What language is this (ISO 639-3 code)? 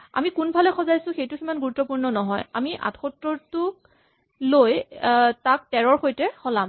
asm